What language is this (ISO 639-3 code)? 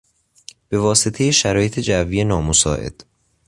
fas